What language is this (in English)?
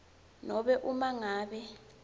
Swati